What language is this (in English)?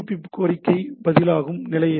Tamil